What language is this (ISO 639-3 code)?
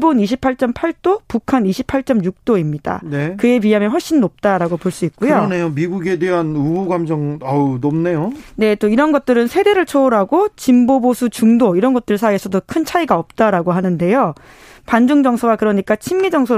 kor